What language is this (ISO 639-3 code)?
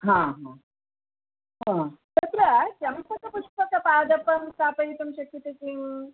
san